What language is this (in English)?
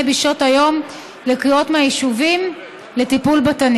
Hebrew